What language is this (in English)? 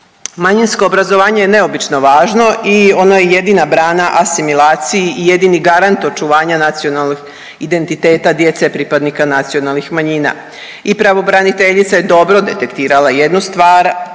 Croatian